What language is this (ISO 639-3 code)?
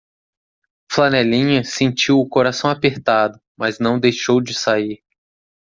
por